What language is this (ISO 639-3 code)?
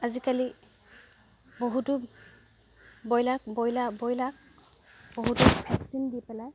asm